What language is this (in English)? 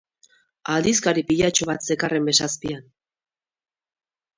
Basque